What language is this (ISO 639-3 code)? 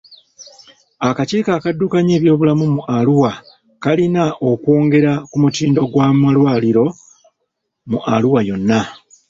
lug